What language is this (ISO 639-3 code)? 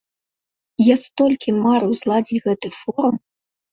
bel